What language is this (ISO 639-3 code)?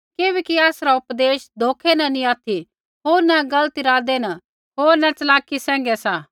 kfx